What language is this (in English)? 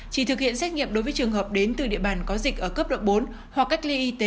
Vietnamese